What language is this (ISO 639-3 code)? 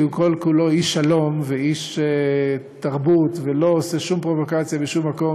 heb